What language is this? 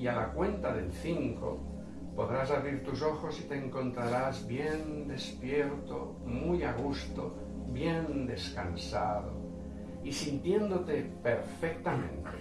Spanish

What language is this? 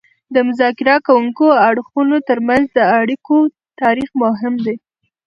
Pashto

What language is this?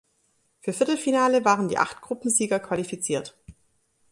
German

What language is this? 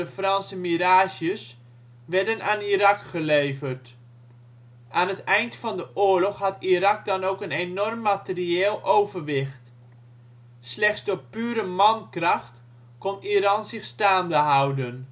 Dutch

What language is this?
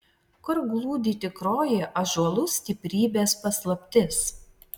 Lithuanian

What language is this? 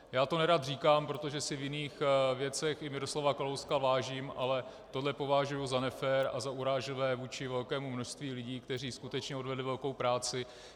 Czech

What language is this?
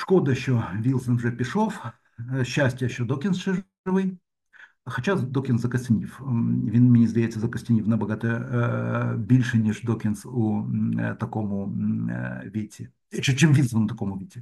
Ukrainian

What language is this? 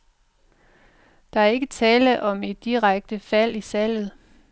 Danish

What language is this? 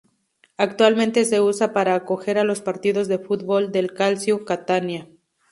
Spanish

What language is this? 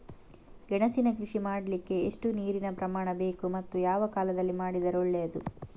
Kannada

